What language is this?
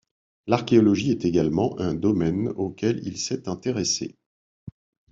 French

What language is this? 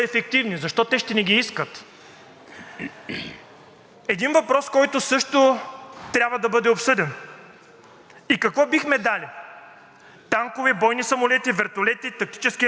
Bulgarian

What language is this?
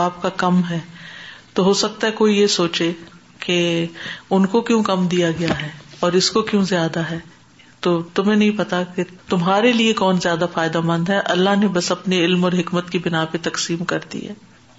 Urdu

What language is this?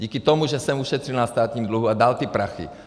Czech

